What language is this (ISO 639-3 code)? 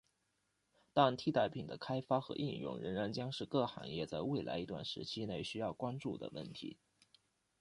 zho